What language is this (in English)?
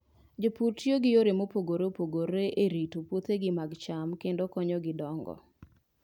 Luo (Kenya and Tanzania)